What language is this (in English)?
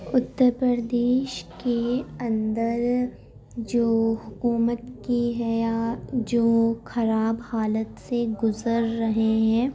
Urdu